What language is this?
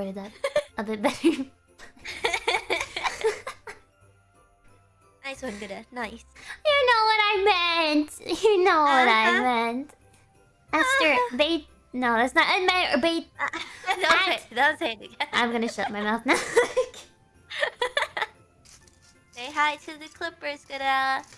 English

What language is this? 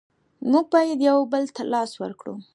Pashto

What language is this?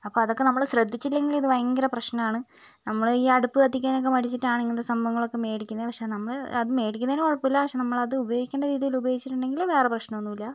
Malayalam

